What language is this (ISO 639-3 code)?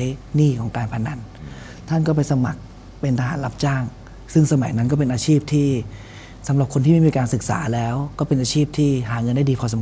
tha